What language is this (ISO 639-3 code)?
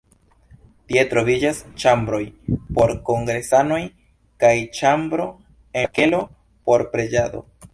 epo